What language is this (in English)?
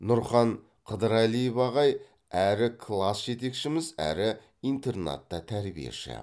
Kazakh